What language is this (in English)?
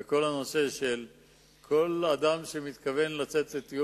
Hebrew